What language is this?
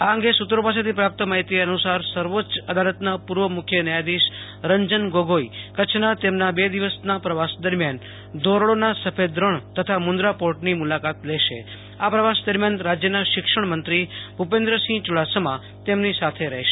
Gujarati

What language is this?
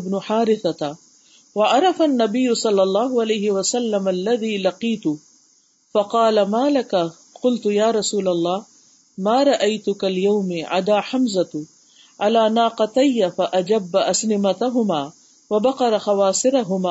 Urdu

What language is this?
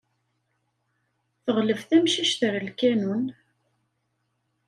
Kabyle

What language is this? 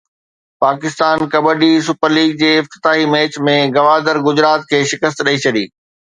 Sindhi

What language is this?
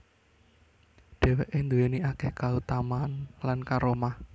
Javanese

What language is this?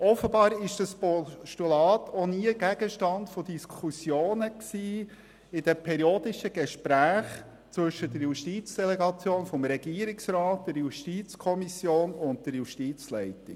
Swiss German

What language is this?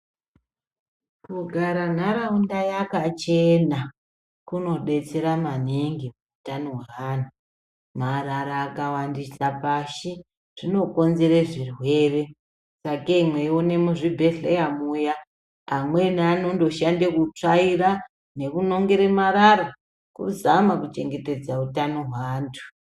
Ndau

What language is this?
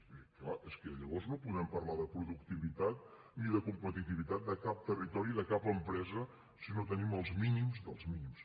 Catalan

